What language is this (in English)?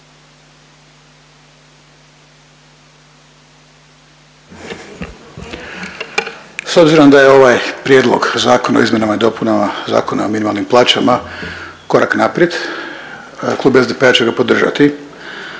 Croatian